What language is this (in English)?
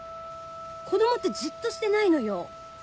Japanese